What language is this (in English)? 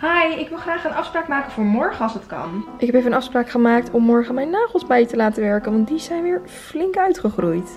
Dutch